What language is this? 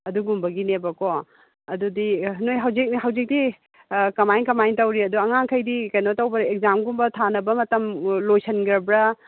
Manipuri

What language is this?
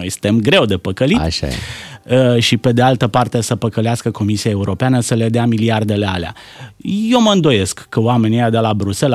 Romanian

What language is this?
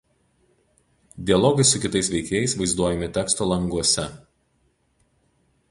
Lithuanian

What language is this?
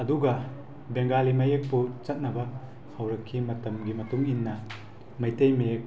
Manipuri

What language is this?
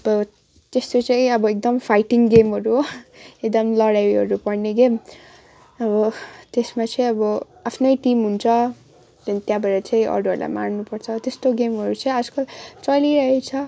Nepali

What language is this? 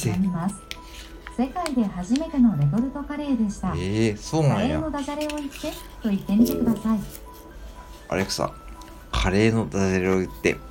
Japanese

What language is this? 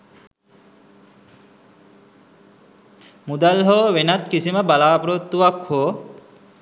Sinhala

